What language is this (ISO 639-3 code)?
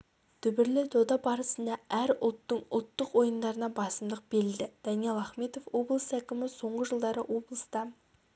kaz